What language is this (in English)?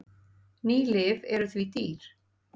Icelandic